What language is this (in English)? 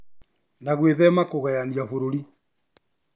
Kikuyu